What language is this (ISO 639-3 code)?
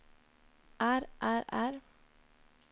nor